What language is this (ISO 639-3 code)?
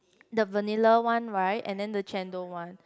eng